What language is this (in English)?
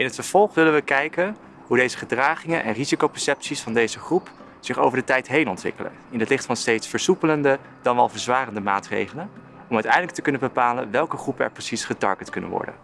Dutch